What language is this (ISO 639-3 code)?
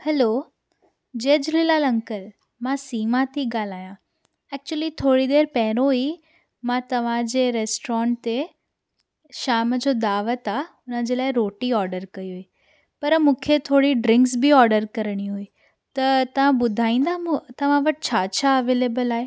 snd